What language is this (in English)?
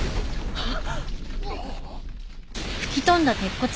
Japanese